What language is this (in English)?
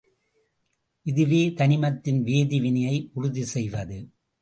Tamil